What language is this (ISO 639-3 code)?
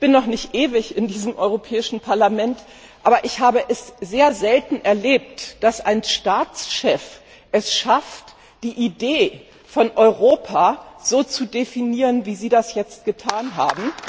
deu